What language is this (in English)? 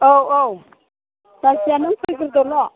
Bodo